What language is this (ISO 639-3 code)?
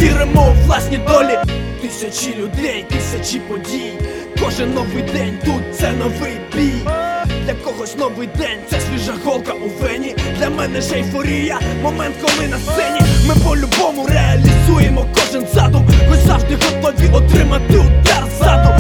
ukr